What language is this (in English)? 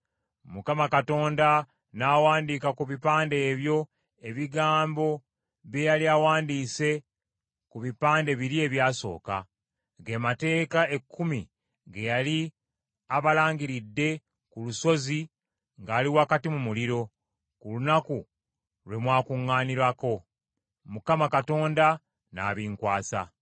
Ganda